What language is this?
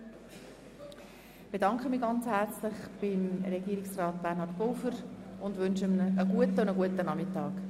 Swiss German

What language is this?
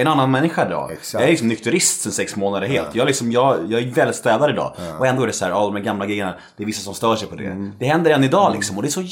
Swedish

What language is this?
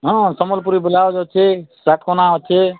Odia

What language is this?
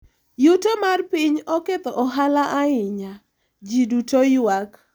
Luo (Kenya and Tanzania)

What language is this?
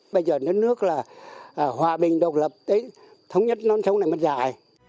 Vietnamese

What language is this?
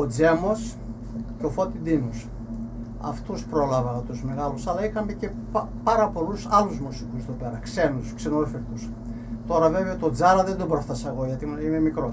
Greek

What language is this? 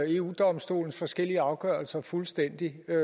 Danish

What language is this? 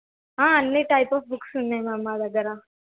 Telugu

